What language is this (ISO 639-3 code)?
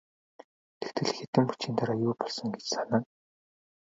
mon